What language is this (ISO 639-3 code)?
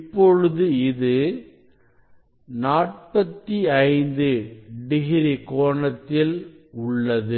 tam